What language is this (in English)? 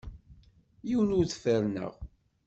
Kabyle